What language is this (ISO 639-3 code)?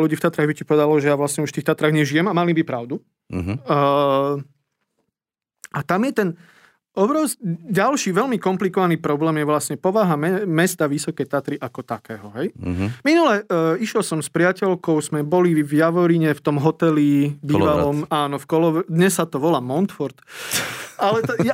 slk